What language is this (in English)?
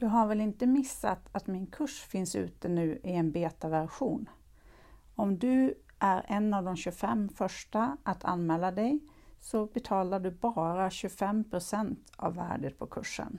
Swedish